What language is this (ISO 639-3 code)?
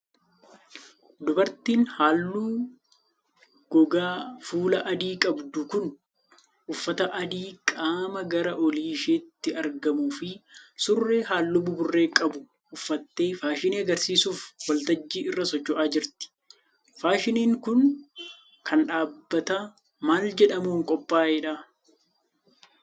orm